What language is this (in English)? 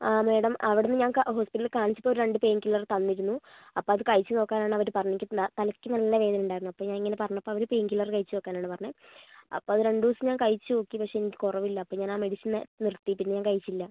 Malayalam